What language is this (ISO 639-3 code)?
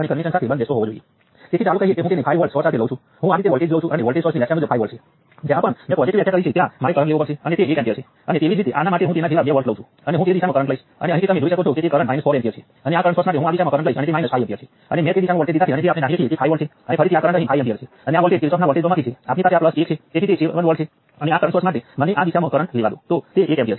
guj